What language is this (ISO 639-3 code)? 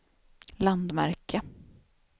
swe